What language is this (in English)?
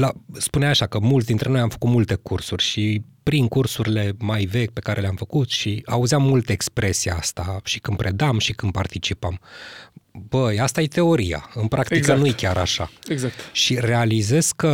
Romanian